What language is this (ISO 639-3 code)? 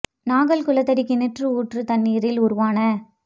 tam